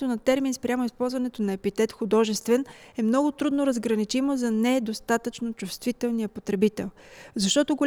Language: Bulgarian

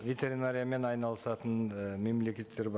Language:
Kazakh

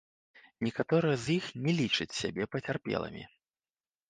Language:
Belarusian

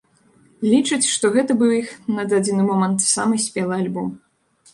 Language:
Belarusian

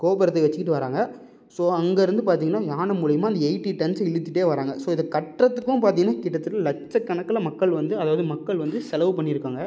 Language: Tamil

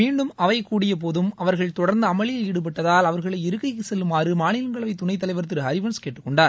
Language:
Tamil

